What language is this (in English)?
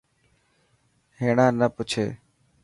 Dhatki